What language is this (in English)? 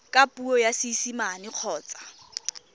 Tswana